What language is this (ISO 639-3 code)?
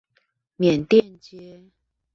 zho